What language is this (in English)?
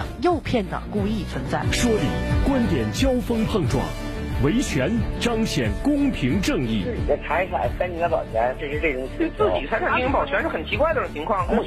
Chinese